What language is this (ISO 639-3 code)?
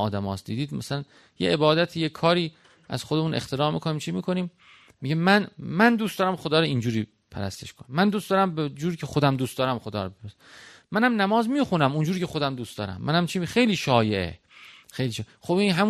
fas